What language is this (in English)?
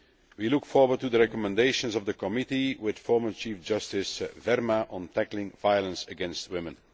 English